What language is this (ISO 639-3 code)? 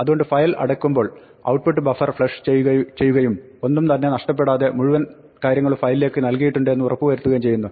mal